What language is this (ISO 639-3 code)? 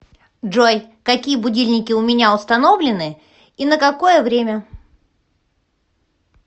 rus